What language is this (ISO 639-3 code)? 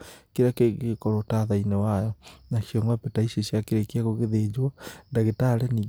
kik